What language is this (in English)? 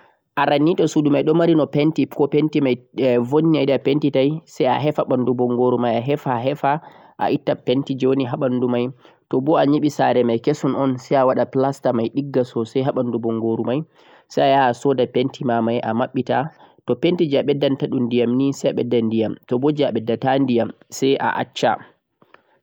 Central-Eastern Niger Fulfulde